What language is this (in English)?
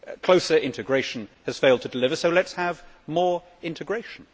English